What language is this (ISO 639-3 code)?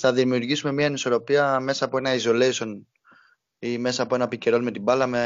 ell